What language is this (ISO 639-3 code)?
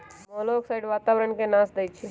mag